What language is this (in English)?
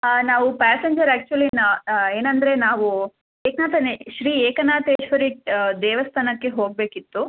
Kannada